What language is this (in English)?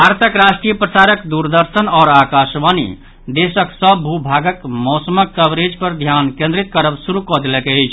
Maithili